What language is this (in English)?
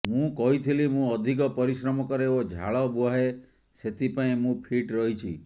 Odia